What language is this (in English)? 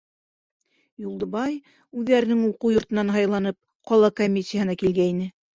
Bashkir